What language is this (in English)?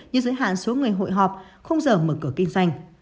Vietnamese